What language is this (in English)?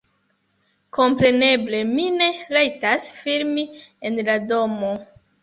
Esperanto